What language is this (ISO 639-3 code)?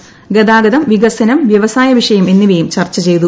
mal